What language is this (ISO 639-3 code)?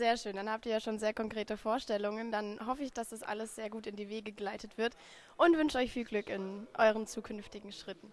deu